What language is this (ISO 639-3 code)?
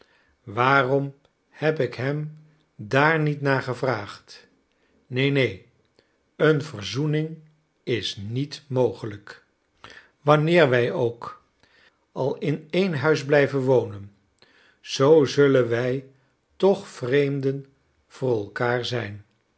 nld